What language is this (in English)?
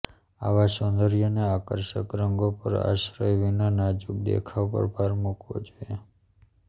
Gujarati